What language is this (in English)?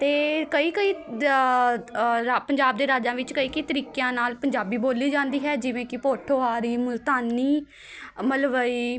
Punjabi